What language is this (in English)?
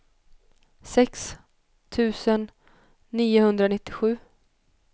Swedish